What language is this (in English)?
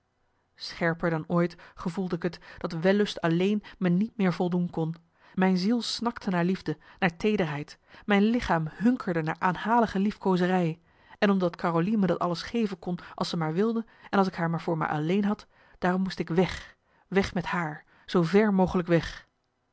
Dutch